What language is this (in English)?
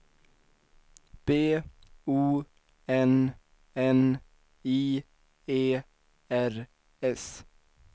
Swedish